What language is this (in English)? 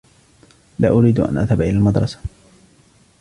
Arabic